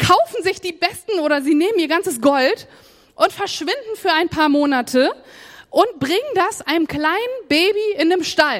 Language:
German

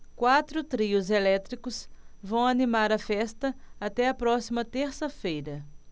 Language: Portuguese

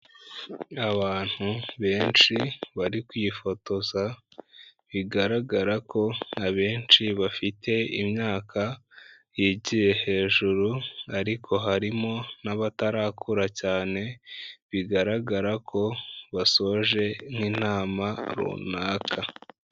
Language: Kinyarwanda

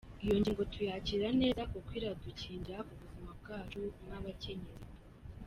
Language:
Kinyarwanda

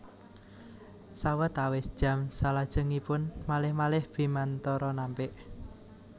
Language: Javanese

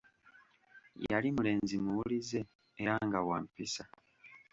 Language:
Ganda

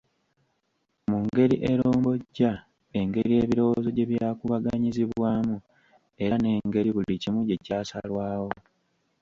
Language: Ganda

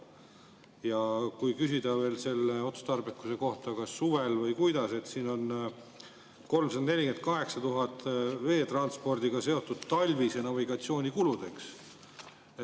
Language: Estonian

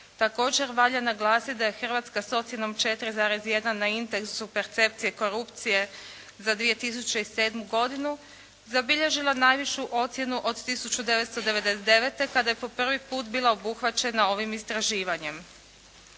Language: Croatian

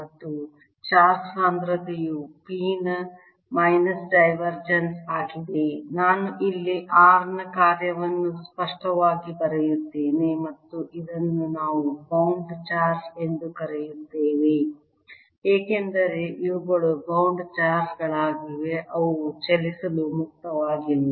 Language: Kannada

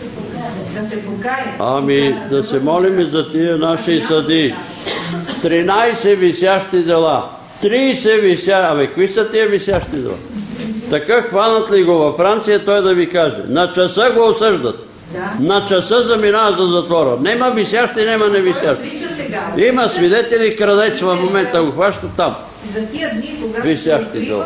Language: Bulgarian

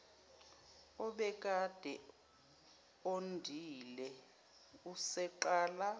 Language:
Zulu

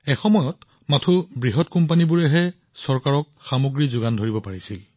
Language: Assamese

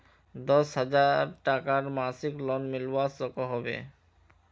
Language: Magahi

